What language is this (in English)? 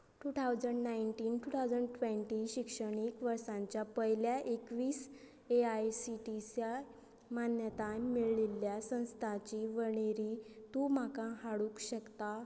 Konkani